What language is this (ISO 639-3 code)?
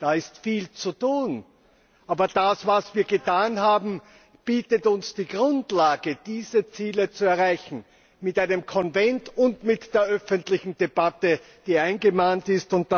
deu